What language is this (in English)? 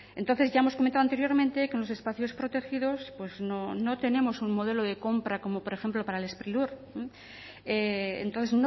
Spanish